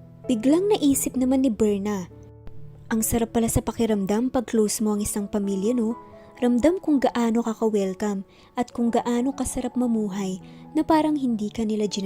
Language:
Filipino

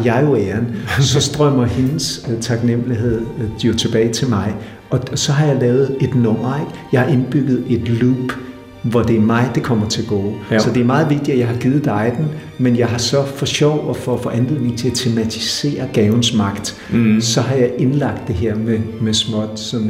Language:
Danish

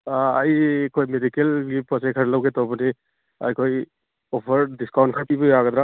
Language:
Manipuri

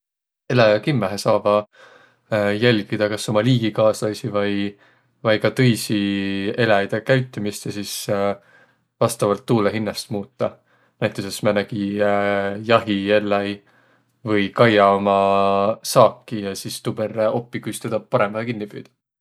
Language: Võro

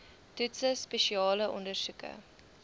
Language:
Afrikaans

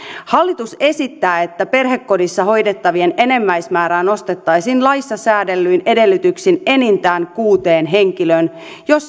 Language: Finnish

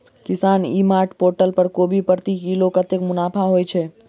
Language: Maithili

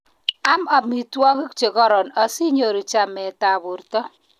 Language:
Kalenjin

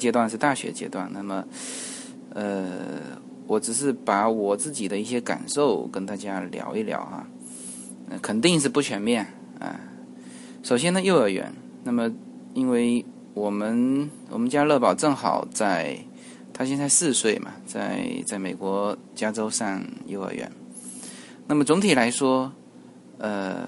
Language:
Chinese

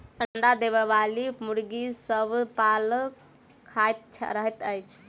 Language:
Maithili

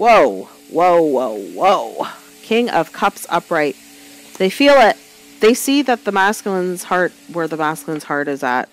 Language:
English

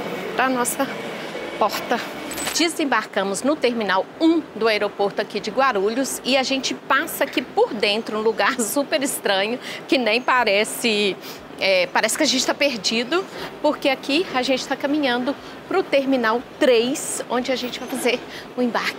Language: Portuguese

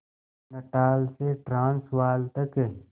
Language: Hindi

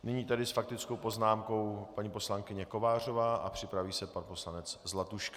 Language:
Czech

